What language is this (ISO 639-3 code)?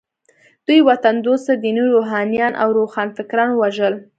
pus